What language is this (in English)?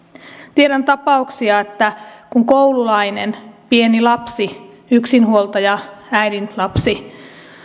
Finnish